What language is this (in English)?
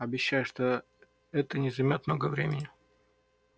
Russian